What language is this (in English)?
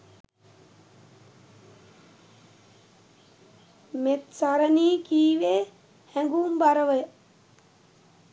Sinhala